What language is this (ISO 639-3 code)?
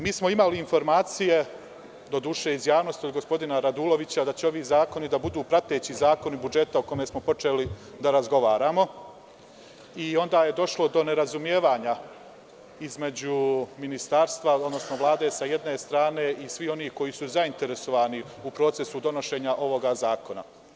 srp